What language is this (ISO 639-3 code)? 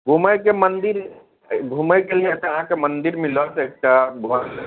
mai